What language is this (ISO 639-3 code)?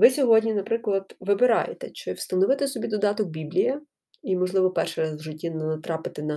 ukr